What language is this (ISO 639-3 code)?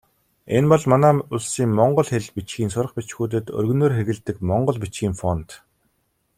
mon